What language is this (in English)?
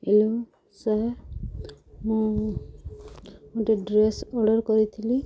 Odia